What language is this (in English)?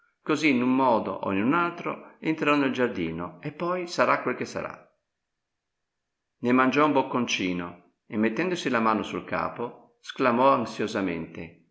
Italian